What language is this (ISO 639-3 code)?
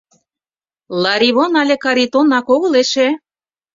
chm